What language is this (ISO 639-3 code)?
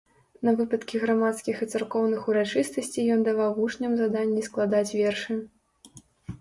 bel